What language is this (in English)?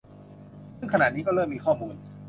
Thai